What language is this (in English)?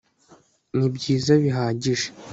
Kinyarwanda